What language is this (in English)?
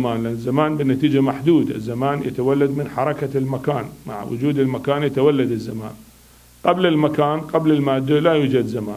Arabic